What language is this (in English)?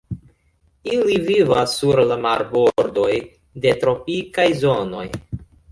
Esperanto